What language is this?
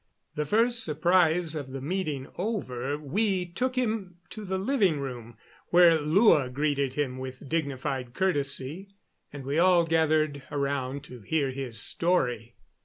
English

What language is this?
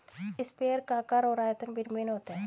Hindi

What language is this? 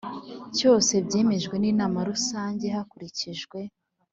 Kinyarwanda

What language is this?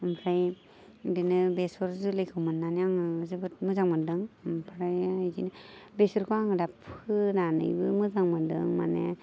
Bodo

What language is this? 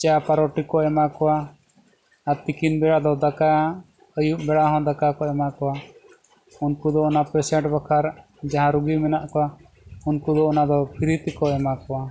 Santali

